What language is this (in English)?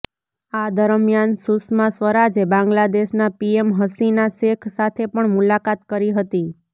Gujarati